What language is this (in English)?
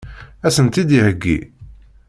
Kabyle